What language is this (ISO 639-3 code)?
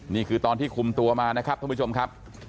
tha